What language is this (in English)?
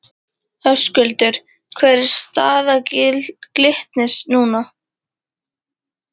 Icelandic